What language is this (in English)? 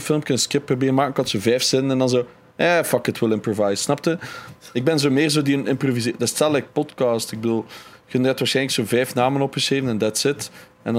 Dutch